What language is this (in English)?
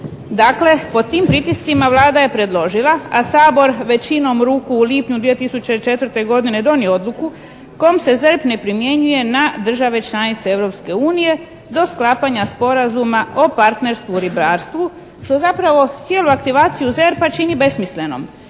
Croatian